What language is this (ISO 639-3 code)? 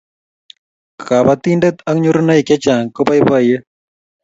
kln